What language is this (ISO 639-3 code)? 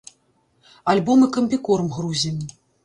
bel